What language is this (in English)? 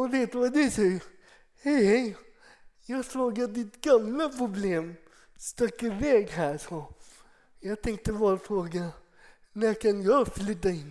Swedish